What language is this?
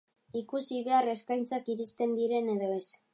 Basque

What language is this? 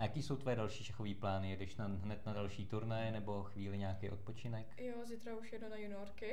Czech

